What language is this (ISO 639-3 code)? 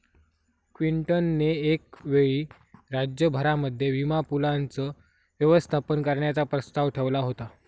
mar